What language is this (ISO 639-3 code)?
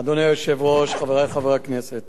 heb